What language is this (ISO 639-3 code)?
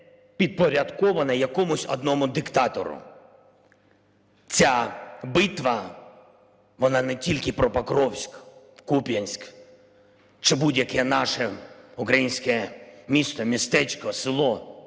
ukr